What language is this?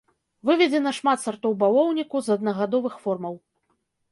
Belarusian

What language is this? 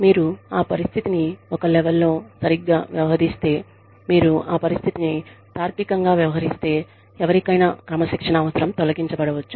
Telugu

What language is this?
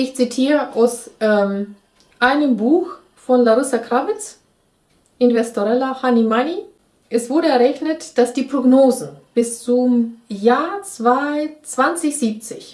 German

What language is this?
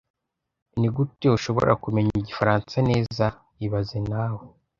Kinyarwanda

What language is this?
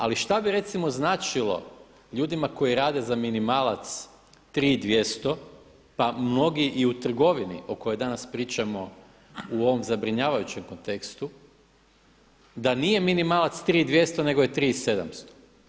Croatian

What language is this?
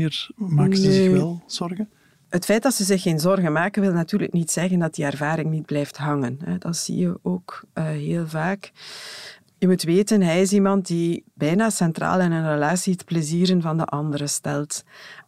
Dutch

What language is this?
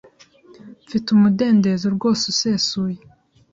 Kinyarwanda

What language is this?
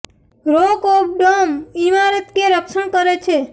Gujarati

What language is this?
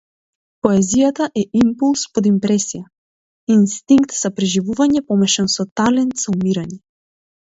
Macedonian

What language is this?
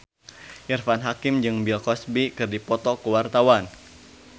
Sundanese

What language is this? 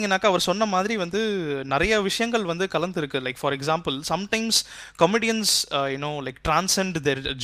Tamil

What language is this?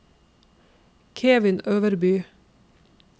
Norwegian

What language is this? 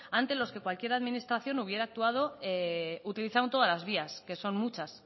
Spanish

